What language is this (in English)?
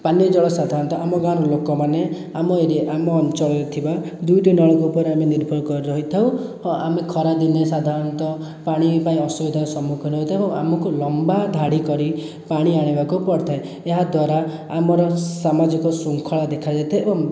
Odia